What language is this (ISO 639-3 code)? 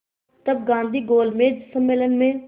hin